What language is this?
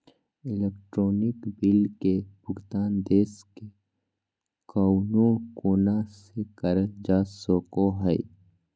Magahi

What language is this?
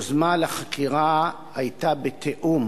Hebrew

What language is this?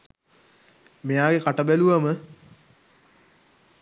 Sinhala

